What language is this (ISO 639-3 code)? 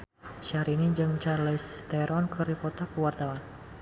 sun